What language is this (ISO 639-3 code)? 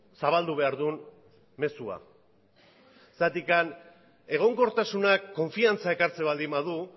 eus